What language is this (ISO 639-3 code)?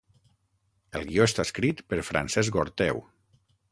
cat